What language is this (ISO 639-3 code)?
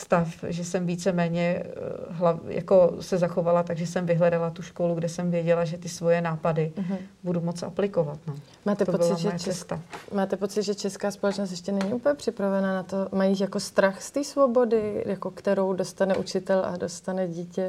ces